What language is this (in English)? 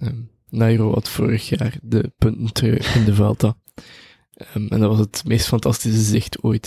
Dutch